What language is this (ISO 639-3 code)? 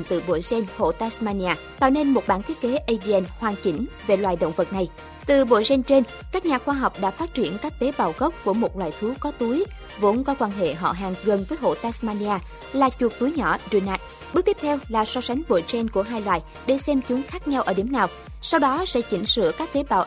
vie